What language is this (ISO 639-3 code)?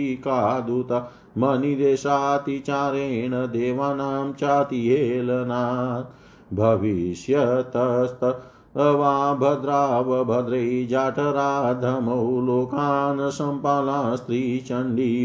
hin